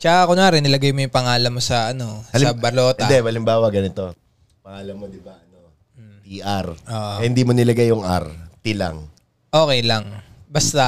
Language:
Filipino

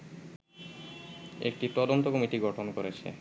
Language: Bangla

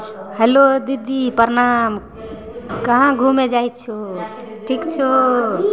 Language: Maithili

